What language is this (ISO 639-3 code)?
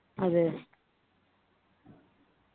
mal